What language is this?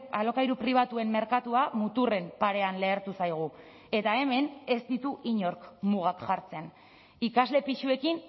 Basque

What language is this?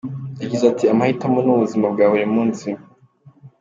Kinyarwanda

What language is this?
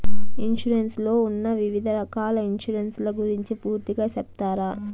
Telugu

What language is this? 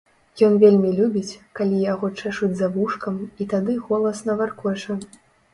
Belarusian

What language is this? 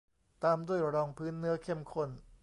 Thai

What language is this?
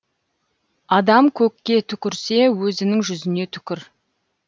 Kazakh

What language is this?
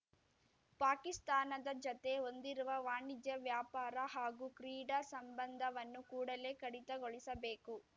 Kannada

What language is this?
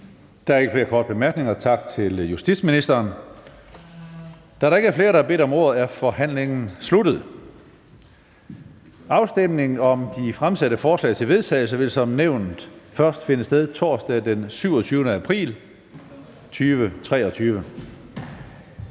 Danish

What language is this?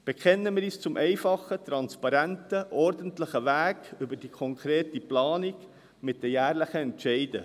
Swiss German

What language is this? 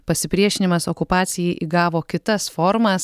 Lithuanian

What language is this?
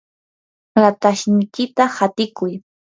Yanahuanca Pasco Quechua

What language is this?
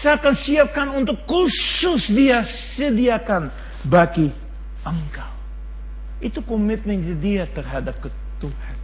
Malay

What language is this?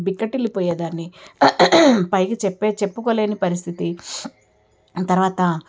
Telugu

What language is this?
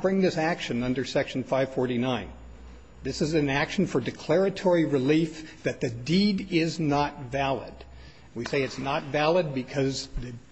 English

